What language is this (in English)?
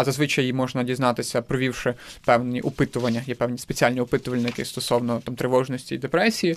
Ukrainian